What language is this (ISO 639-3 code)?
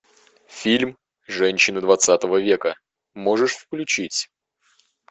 rus